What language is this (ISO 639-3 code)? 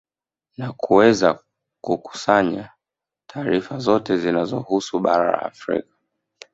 swa